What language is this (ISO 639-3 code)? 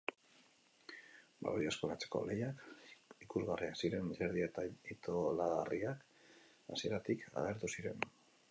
eus